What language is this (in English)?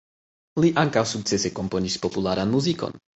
Esperanto